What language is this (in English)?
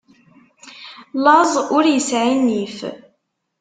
Kabyle